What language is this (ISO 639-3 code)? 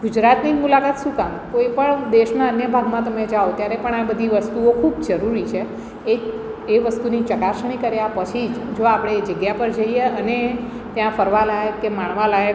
guj